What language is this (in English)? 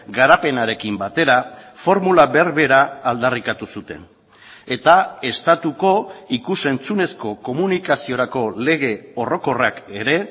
Basque